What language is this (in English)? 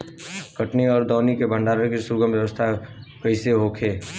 Bhojpuri